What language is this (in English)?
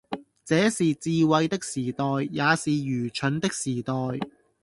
Cantonese